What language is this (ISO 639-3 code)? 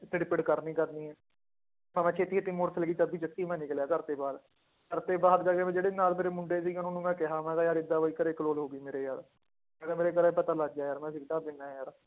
pan